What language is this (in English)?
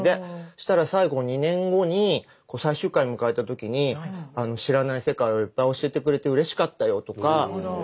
Japanese